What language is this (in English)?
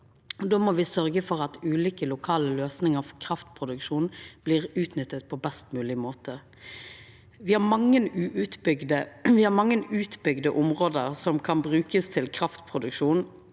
Norwegian